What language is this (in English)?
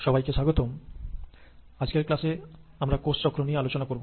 Bangla